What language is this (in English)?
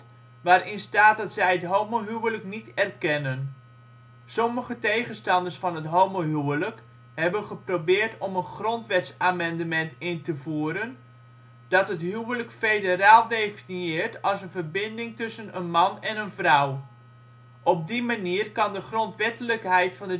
Dutch